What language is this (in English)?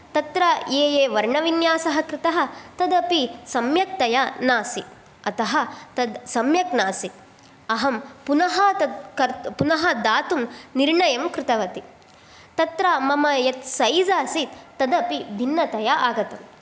Sanskrit